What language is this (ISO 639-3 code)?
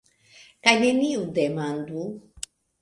epo